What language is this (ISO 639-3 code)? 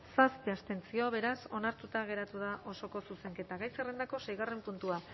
eus